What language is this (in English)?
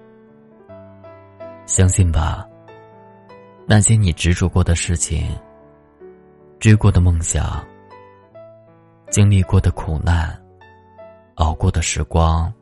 Chinese